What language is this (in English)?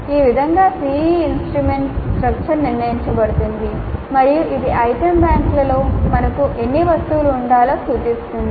Telugu